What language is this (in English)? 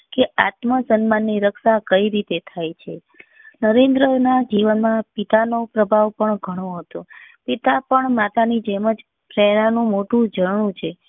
Gujarati